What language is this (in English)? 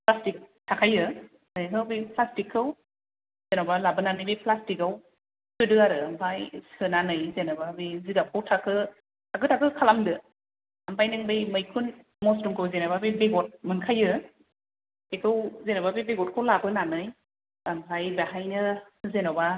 Bodo